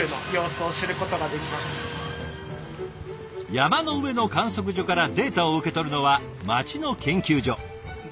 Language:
Japanese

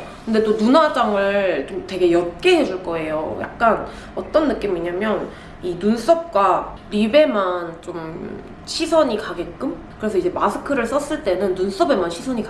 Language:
Korean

